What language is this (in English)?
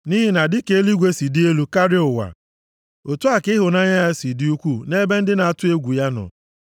Igbo